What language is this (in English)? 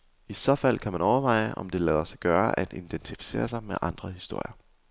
Danish